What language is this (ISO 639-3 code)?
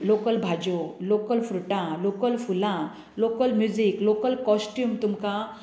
kok